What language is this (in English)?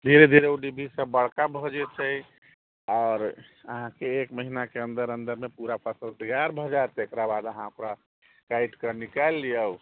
Maithili